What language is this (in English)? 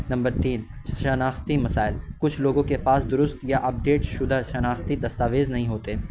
Urdu